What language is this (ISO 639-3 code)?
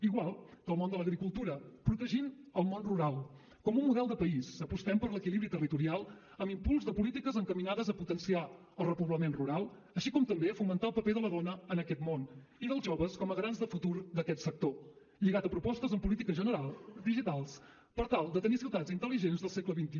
cat